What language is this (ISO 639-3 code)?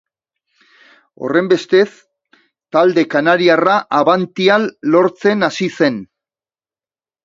eus